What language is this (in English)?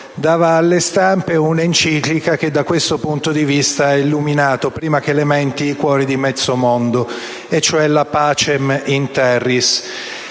Italian